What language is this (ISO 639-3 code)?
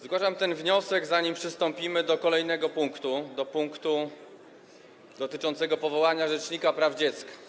pol